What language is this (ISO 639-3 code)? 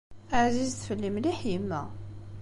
kab